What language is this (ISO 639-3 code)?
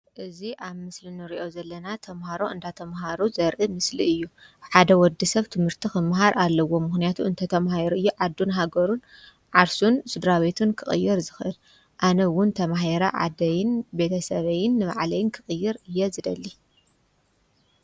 tir